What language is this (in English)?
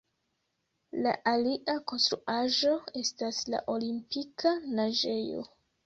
Esperanto